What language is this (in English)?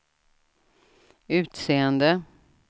Swedish